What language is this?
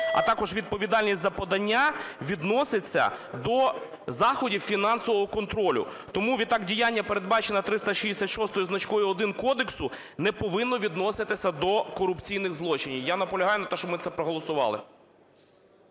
Ukrainian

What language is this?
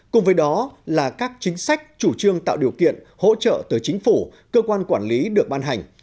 Vietnamese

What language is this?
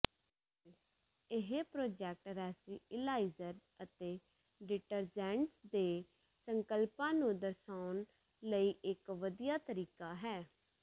Punjabi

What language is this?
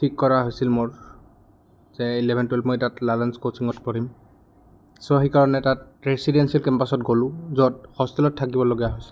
Assamese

